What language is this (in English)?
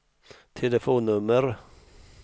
Swedish